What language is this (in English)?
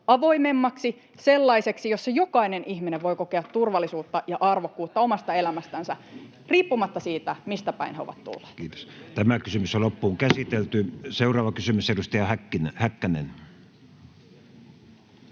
Finnish